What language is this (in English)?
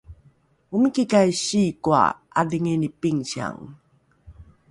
Rukai